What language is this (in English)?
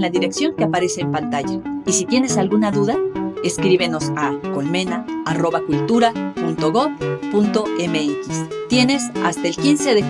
Spanish